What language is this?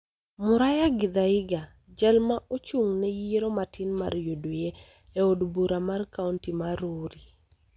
Luo (Kenya and Tanzania)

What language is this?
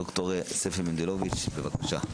Hebrew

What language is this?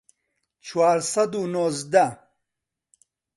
Central Kurdish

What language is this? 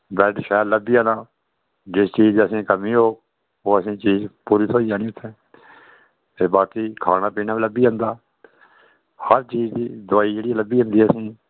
Dogri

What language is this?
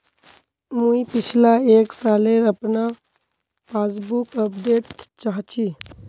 Magahi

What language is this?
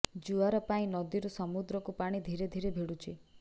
Odia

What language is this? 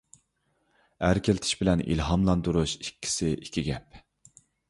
Uyghur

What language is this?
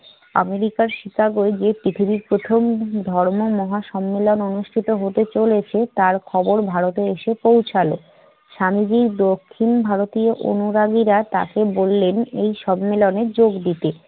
Bangla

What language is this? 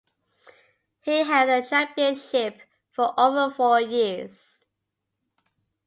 English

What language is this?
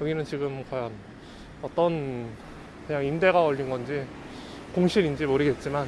Korean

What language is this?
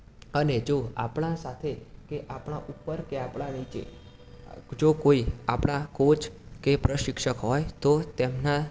Gujarati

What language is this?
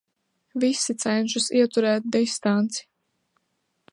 Latvian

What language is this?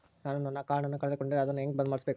Kannada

